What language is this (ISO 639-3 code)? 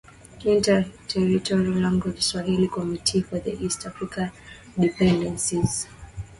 swa